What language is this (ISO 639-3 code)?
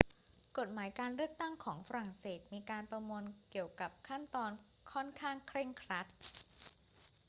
tha